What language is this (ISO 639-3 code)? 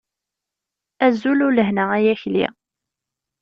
kab